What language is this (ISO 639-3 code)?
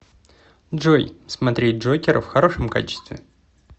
rus